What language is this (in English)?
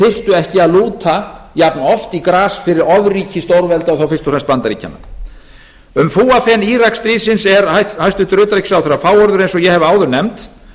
Icelandic